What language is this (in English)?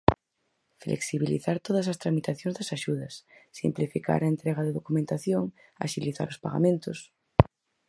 Galician